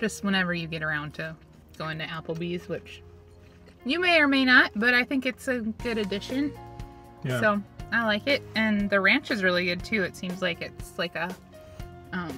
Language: English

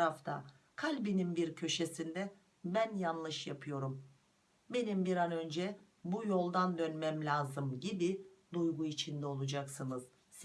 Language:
Turkish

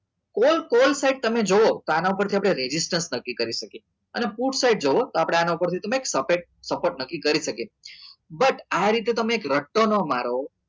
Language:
Gujarati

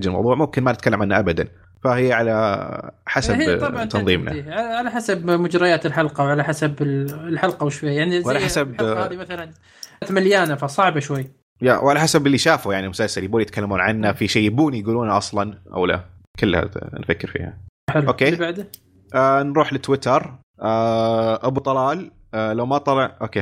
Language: Arabic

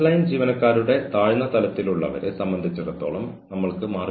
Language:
Malayalam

